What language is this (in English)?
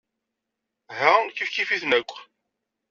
Kabyle